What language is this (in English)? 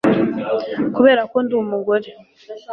Kinyarwanda